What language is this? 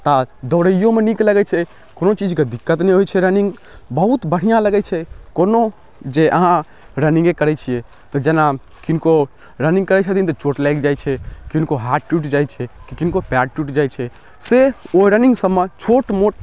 Maithili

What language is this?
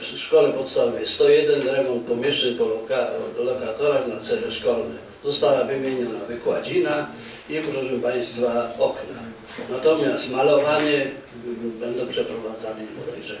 Polish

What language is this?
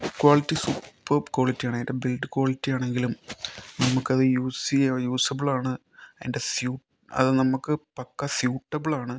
Malayalam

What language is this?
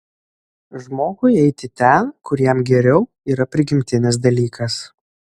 Lithuanian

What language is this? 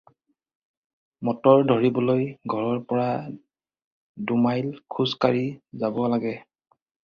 Assamese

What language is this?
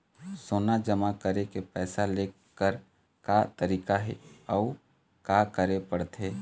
Chhattisgarhi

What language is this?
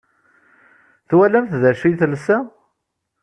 Kabyle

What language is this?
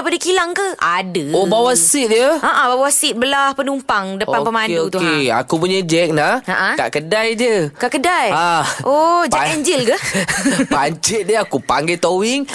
Malay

